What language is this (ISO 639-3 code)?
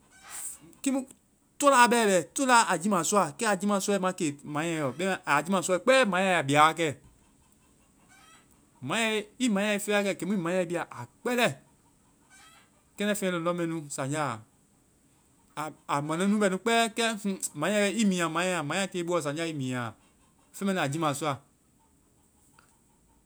vai